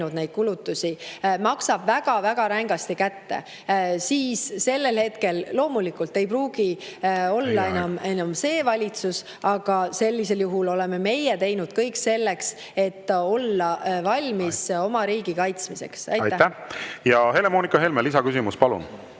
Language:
Estonian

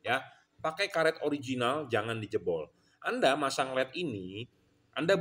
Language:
Indonesian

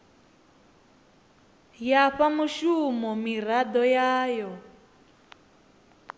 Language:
Venda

